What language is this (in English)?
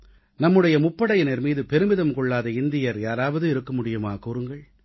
Tamil